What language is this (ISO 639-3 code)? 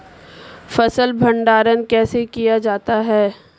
hin